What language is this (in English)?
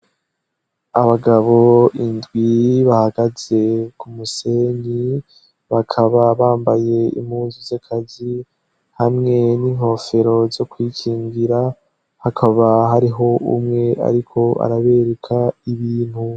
Rundi